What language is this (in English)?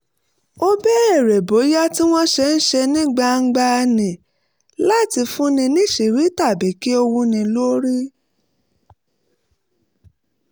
Yoruba